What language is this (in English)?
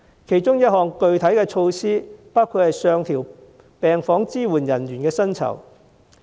Cantonese